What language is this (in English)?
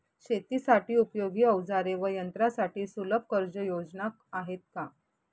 Marathi